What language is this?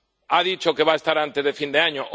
Spanish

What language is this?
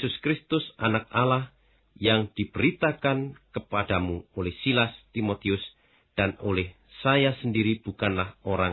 Indonesian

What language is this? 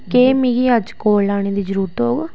Dogri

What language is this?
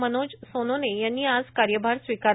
Marathi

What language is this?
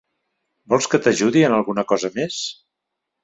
Catalan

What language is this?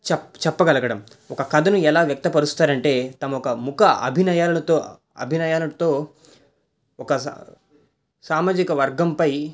Telugu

